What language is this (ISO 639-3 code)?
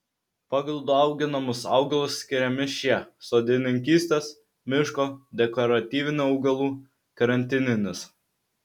lit